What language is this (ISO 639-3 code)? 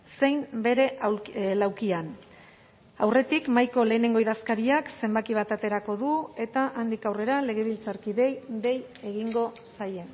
eus